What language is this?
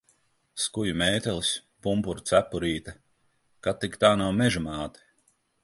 Latvian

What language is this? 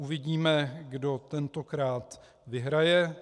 Czech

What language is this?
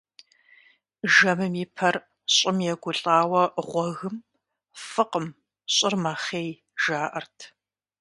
Kabardian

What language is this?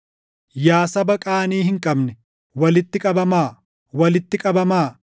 Oromo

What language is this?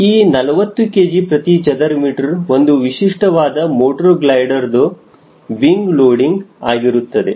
Kannada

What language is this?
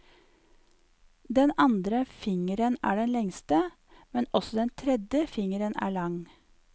Norwegian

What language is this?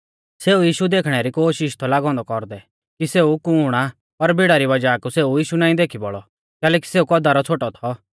Mahasu Pahari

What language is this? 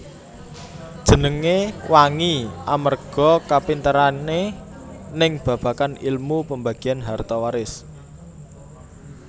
Javanese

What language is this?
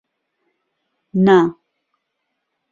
Central Kurdish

